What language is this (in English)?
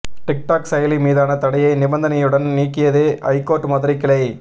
Tamil